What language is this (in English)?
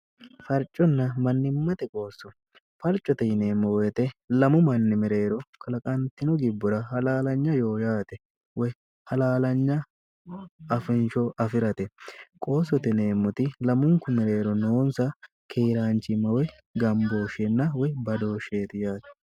Sidamo